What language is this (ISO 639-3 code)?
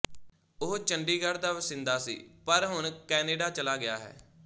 pan